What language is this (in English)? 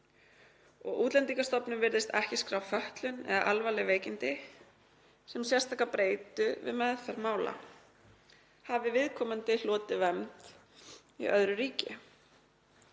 Icelandic